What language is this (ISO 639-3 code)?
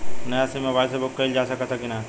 bho